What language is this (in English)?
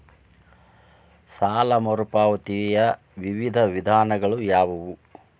Kannada